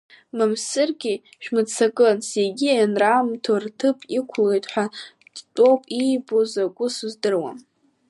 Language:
Abkhazian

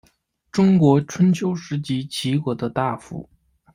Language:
Chinese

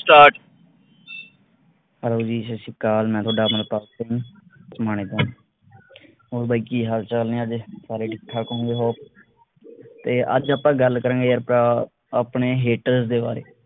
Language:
Punjabi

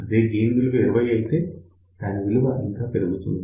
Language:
Telugu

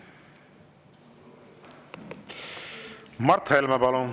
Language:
Estonian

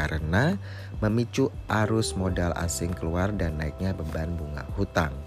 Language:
Indonesian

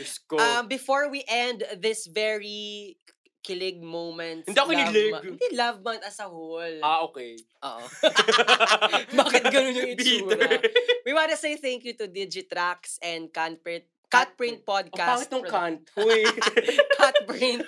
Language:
Filipino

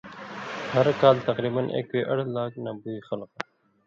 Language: Indus Kohistani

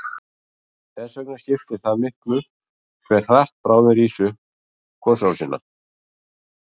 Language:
Icelandic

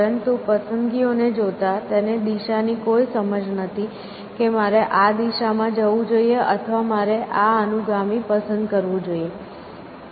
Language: Gujarati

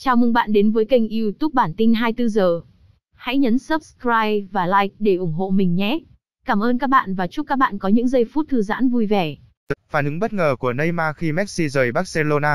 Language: Vietnamese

